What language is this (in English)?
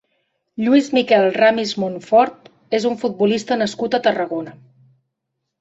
Catalan